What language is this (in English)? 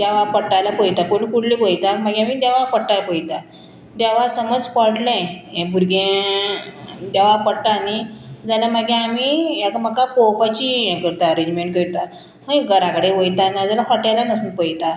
Konkani